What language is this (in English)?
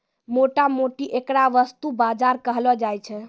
Maithili